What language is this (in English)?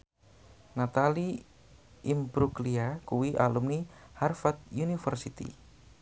Javanese